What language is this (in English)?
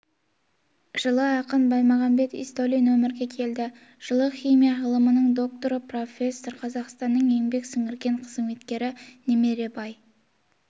Kazakh